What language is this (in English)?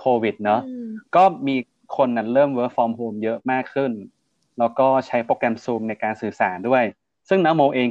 Thai